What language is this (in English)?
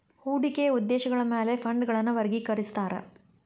Kannada